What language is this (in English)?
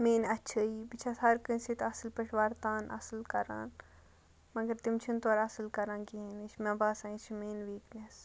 Kashmiri